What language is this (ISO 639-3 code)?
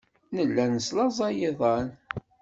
kab